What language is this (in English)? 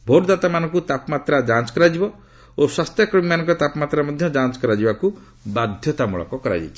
Odia